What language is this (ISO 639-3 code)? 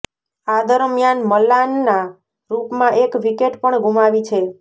guj